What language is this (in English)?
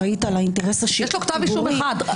Hebrew